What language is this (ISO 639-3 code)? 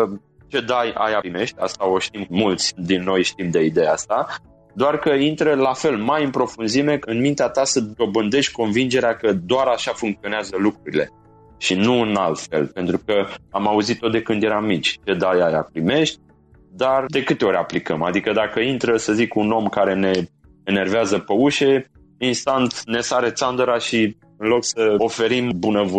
ron